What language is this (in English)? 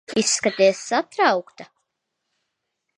Latvian